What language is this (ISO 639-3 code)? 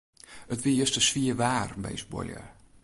fry